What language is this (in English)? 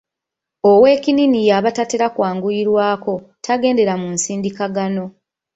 Ganda